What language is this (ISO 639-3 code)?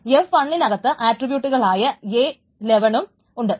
mal